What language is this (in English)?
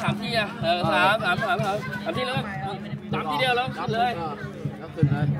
Thai